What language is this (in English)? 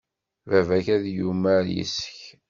Kabyle